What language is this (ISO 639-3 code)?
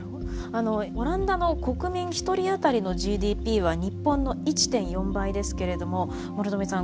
jpn